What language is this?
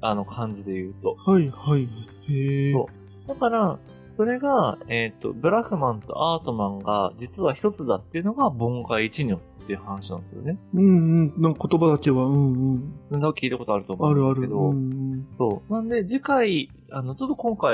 Japanese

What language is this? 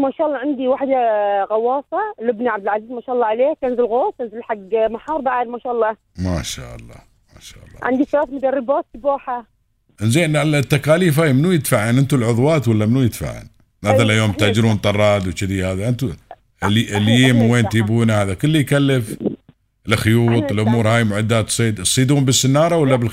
Arabic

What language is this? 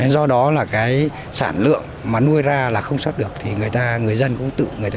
Vietnamese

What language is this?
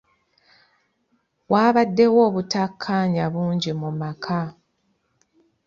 Ganda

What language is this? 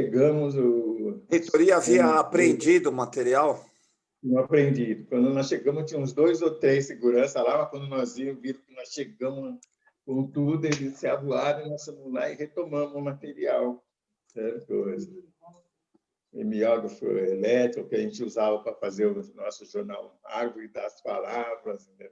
Portuguese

